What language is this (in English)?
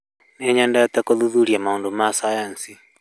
Kikuyu